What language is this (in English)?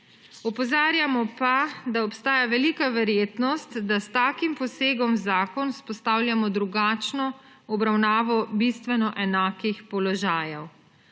Slovenian